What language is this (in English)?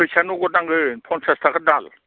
Bodo